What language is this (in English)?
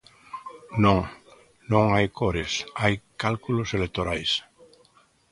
Galician